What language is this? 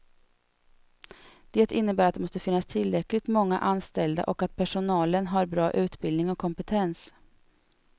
Swedish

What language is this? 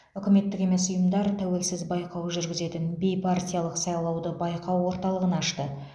Kazakh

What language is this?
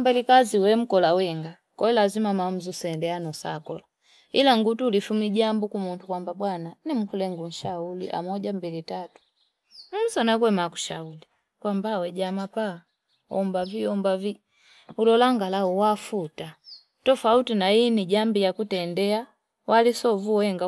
Fipa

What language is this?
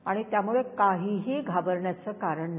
Marathi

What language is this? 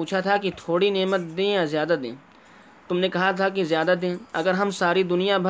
Urdu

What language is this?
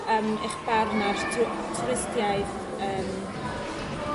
Welsh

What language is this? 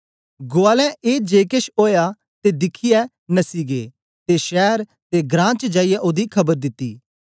Dogri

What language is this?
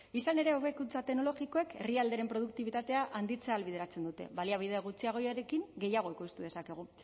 Basque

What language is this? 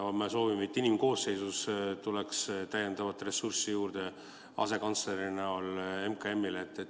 Estonian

